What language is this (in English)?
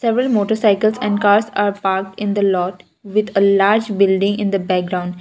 English